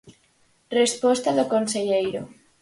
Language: Galician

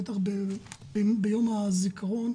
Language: Hebrew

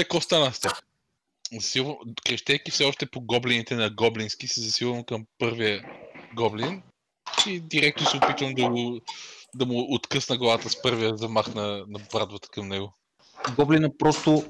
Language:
Bulgarian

